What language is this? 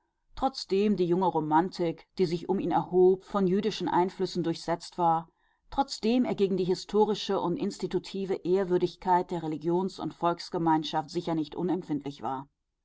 German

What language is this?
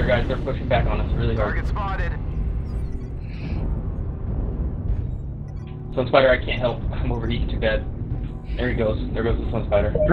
English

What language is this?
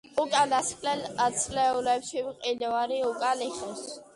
Georgian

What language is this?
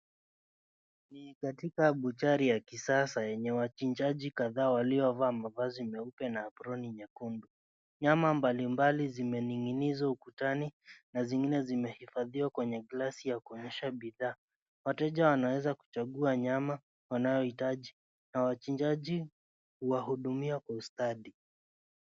Swahili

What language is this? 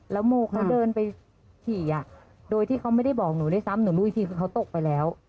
Thai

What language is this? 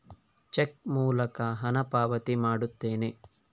Kannada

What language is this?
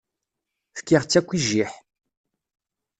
Kabyle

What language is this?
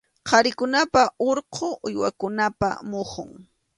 Arequipa-La Unión Quechua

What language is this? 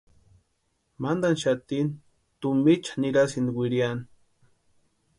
Western Highland Purepecha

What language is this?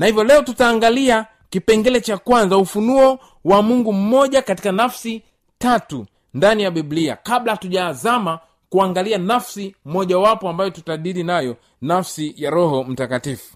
Swahili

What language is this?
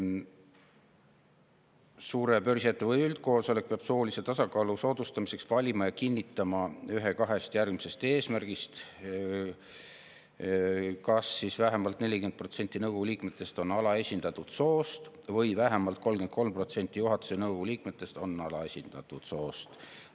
Estonian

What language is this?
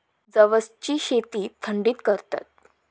Marathi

